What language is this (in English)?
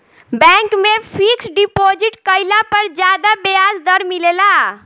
Bhojpuri